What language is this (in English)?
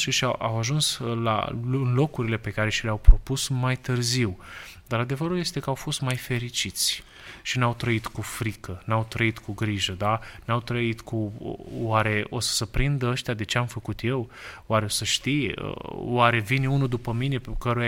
Romanian